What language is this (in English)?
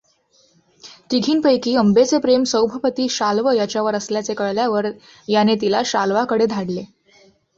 Marathi